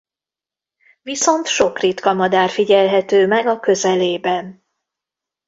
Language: Hungarian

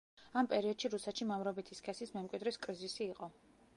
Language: Georgian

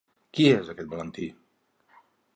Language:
Catalan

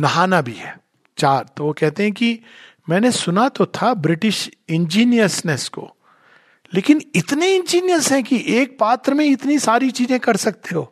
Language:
Hindi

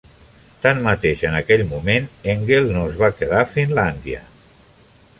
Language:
Catalan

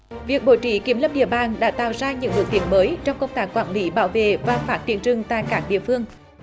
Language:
Vietnamese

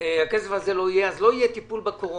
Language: Hebrew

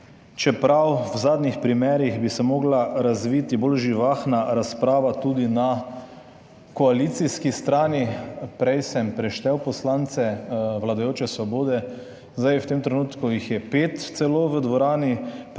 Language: Slovenian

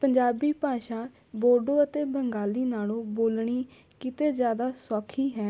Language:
Punjabi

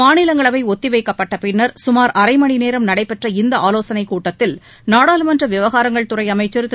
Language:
Tamil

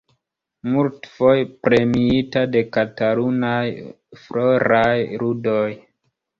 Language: Esperanto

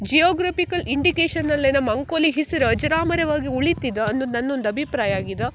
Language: Kannada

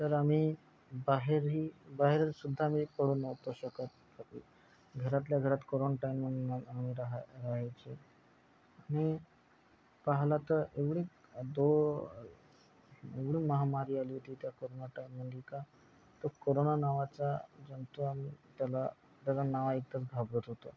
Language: Marathi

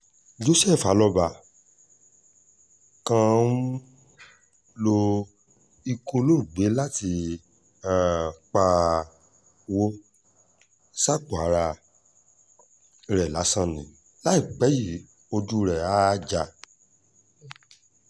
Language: Yoruba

